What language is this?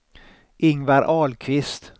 Swedish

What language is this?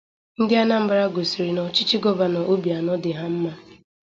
Igbo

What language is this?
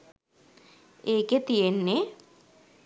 Sinhala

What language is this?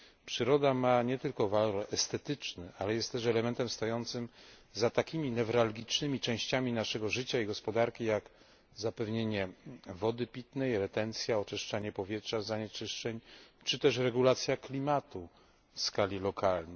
Polish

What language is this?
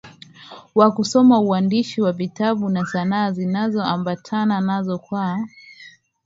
Swahili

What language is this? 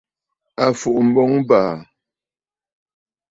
Bafut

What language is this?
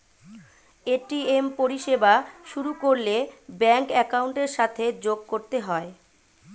Bangla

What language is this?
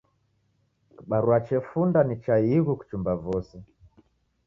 Taita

